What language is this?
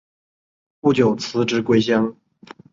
Chinese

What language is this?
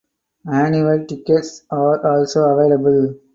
English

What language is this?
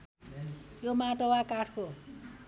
Nepali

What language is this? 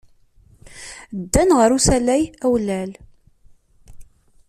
Kabyle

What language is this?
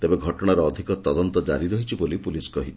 Odia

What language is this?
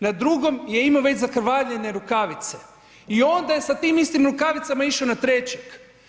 Croatian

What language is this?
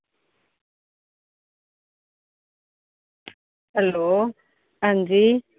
Dogri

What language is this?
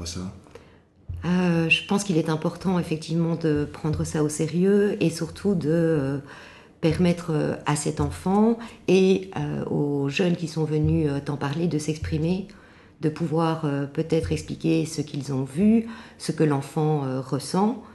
French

